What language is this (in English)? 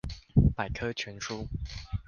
Chinese